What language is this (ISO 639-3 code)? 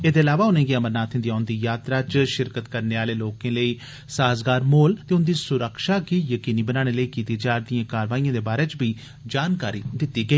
doi